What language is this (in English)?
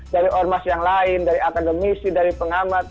Indonesian